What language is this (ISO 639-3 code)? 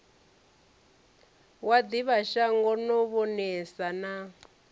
ven